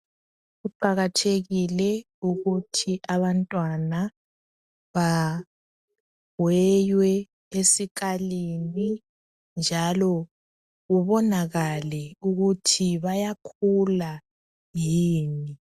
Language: North Ndebele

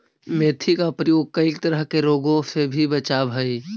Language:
Magahi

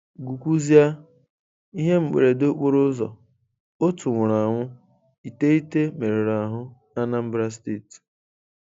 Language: Igbo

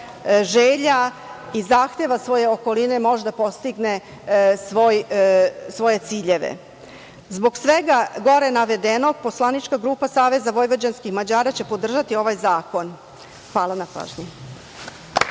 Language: Serbian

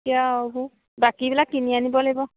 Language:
Assamese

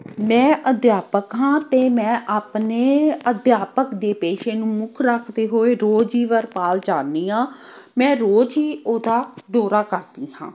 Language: Punjabi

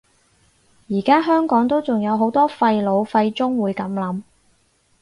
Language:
Cantonese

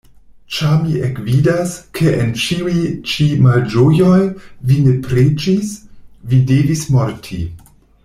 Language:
Esperanto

